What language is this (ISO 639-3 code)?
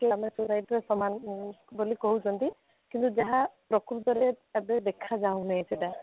ori